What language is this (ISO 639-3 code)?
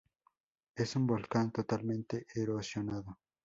spa